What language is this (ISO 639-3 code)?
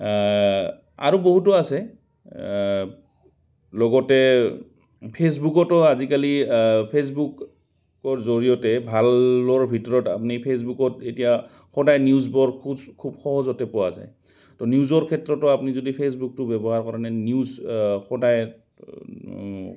asm